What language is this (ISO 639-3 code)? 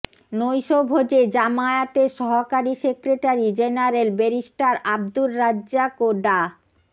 ben